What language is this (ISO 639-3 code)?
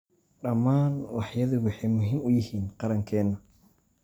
som